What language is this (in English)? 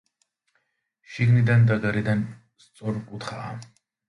Georgian